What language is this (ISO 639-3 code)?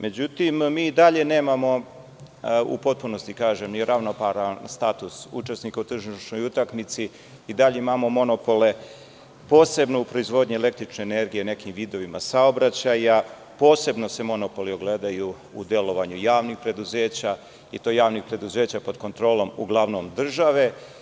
srp